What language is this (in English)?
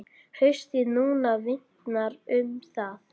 Icelandic